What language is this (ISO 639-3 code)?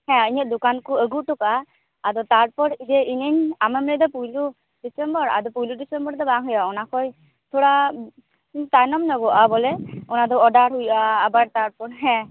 sat